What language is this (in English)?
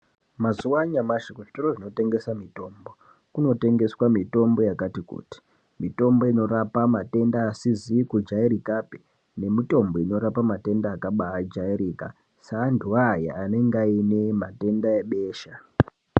Ndau